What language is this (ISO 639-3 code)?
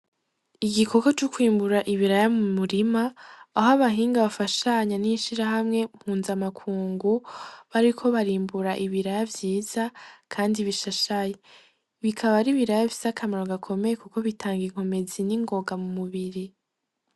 run